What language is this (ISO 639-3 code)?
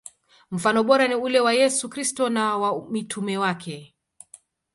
swa